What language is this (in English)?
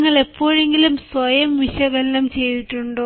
Malayalam